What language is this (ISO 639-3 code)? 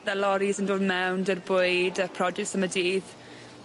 cym